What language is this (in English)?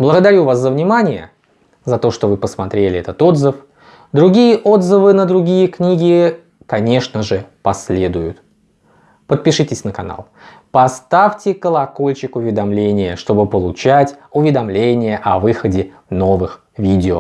Russian